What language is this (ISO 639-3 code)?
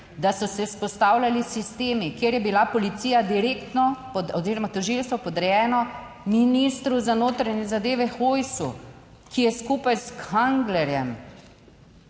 slv